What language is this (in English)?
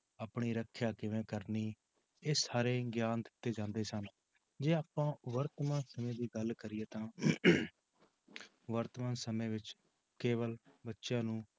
Punjabi